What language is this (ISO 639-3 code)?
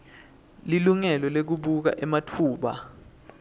ssw